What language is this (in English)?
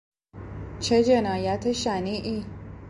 Persian